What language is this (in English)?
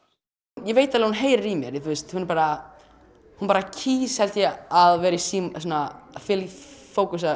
Icelandic